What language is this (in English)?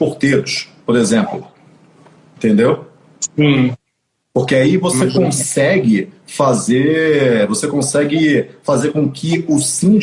Portuguese